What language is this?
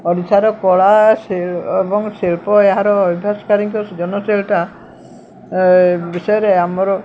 Odia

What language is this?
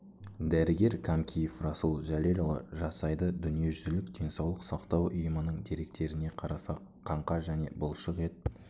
Kazakh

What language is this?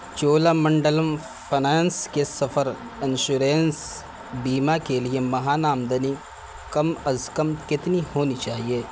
Urdu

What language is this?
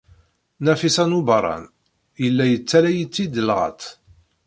Kabyle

